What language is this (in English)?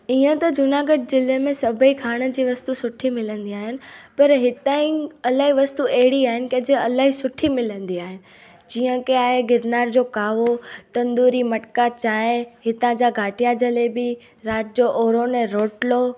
Sindhi